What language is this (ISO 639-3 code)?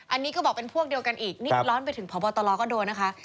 tha